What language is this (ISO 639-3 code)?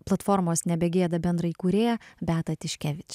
lit